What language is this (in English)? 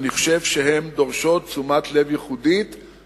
Hebrew